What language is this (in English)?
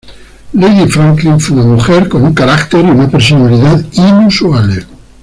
Spanish